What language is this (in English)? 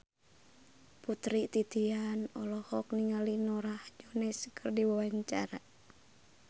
Sundanese